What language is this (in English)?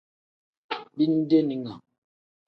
Tem